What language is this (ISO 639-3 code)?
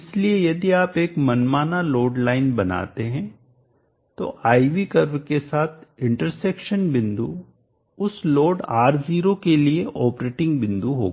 hin